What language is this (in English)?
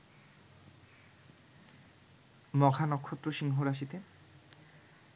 Bangla